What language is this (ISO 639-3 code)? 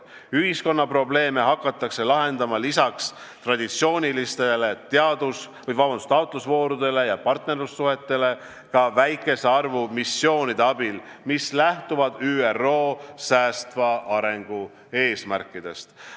est